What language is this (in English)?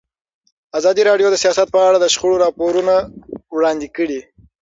Pashto